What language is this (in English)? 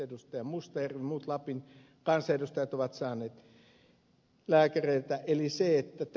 Finnish